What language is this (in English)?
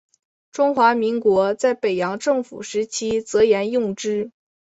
Chinese